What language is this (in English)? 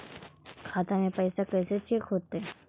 Magahi